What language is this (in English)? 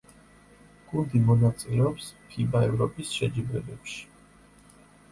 Georgian